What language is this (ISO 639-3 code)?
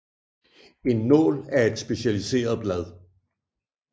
dan